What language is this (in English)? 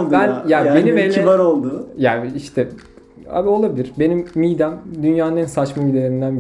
Turkish